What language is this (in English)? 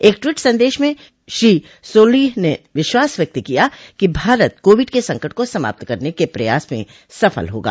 Hindi